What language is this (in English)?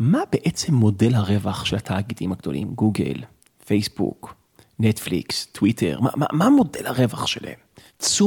Hebrew